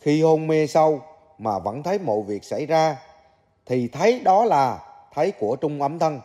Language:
Vietnamese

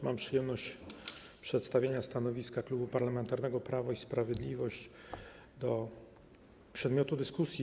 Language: Polish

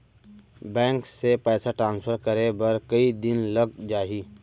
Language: Chhattisgarhi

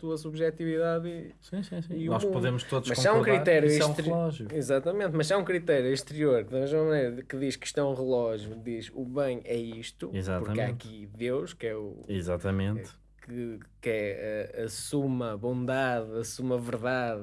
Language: Portuguese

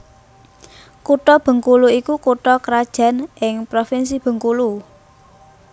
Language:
Javanese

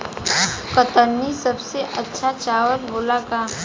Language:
Bhojpuri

